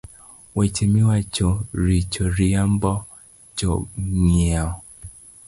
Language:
Luo (Kenya and Tanzania)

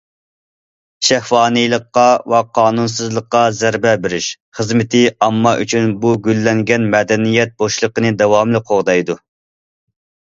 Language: Uyghur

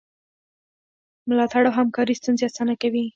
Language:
Pashto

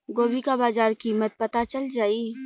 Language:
Bhojpuri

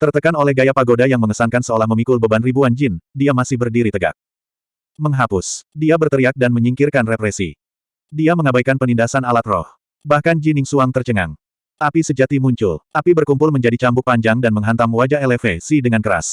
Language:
Indonesian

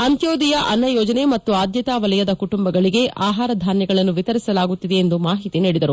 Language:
Kannada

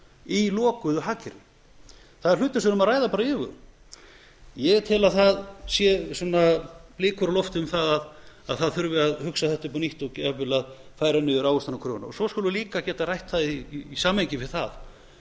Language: Icelandic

